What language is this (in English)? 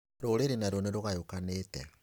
Kikuyu